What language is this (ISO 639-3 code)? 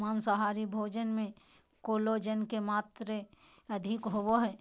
mag